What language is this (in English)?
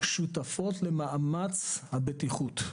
Hebrew